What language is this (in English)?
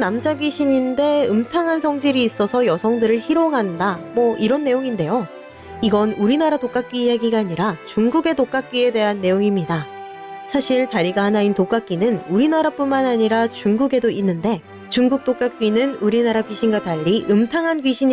Korean